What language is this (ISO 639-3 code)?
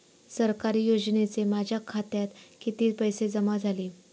mar